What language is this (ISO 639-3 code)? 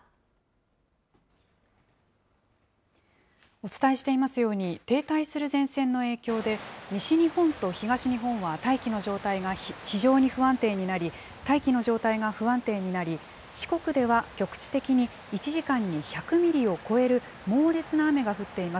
jpn